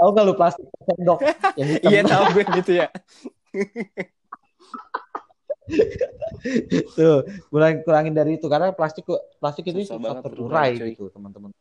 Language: Indonesian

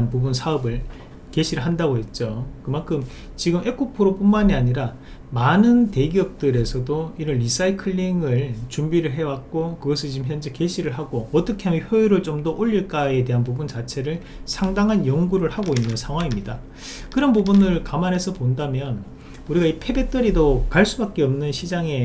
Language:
Korean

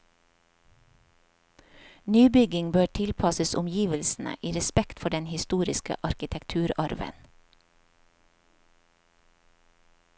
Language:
Norwegian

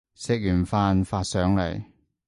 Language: Cantonese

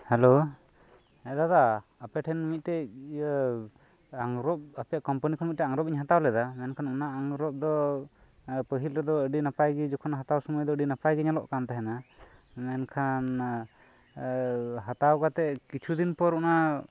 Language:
Santali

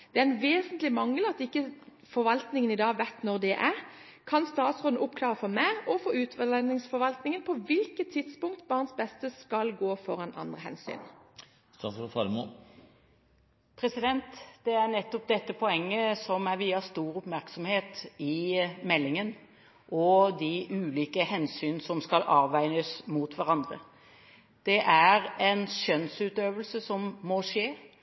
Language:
Norwegian Bokmål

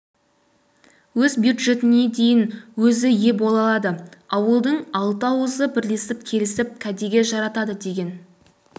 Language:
Kazakh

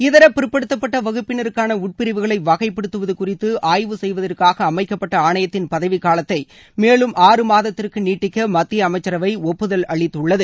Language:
Tamil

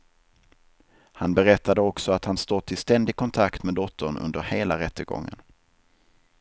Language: Swedish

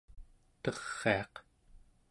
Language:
Central Yupik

